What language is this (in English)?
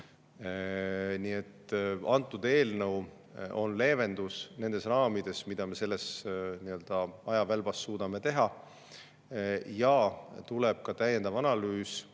Estonian